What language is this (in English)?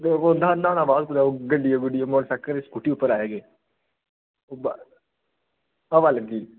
Dogri